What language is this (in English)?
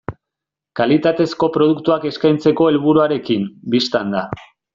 Basque